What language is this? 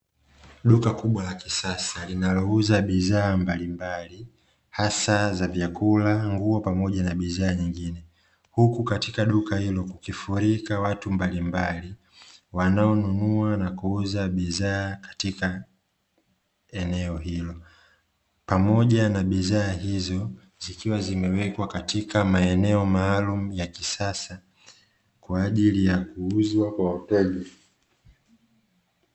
Swahili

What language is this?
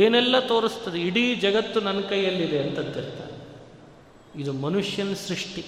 Kannada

